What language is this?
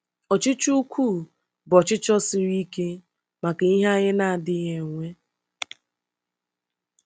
Igbo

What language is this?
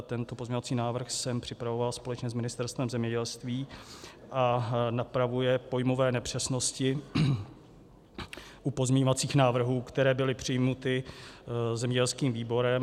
Czech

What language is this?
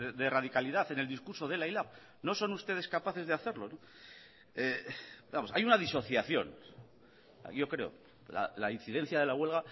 Spanish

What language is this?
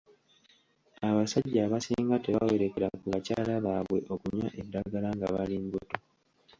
Ganda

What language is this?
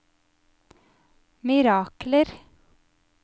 Norwegian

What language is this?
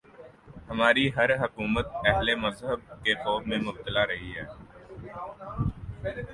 Urdu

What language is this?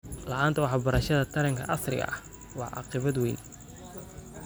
Somali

